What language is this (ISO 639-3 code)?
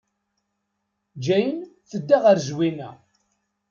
kab